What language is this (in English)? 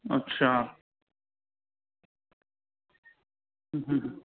Gujarati